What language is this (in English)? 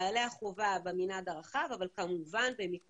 Hebrew